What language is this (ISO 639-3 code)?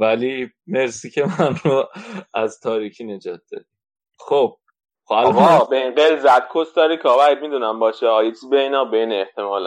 fas